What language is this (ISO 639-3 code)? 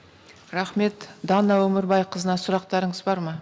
kaz